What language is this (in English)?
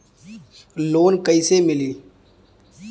Bhojpuri